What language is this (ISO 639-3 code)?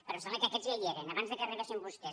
cat